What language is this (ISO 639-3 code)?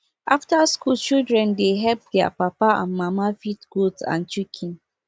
pcm